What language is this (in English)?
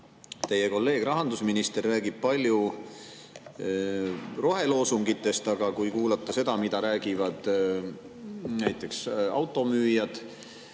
Estonian